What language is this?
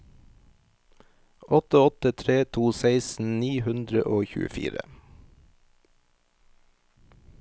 Norwegian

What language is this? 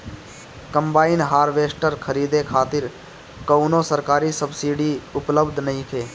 Bhojpuri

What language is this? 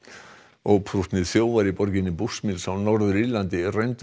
Icelandic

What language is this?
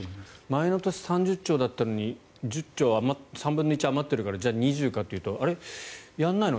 Japanese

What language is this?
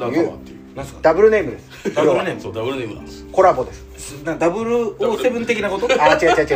Japanese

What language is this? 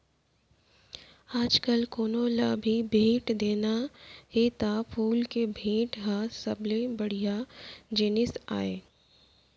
Chhattisgarhi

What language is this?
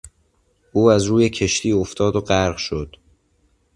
Persian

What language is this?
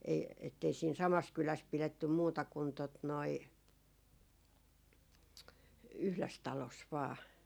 Finnish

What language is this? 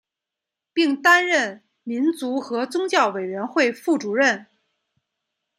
Chinese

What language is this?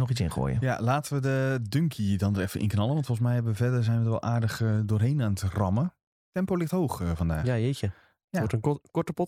Dutch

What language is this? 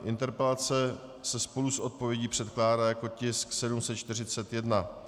Czech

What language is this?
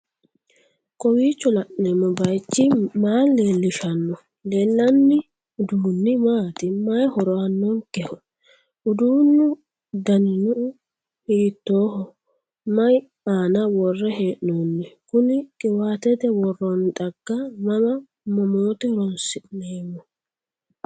Sidamo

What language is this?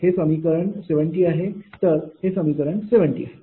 Marathi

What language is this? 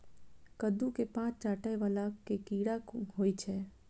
Maithili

